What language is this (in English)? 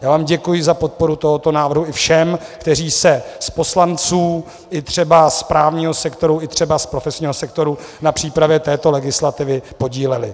Czech